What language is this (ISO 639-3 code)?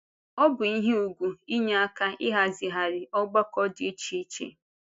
ibo